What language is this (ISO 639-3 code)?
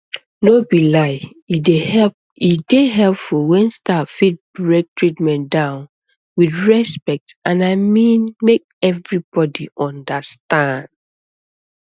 pcm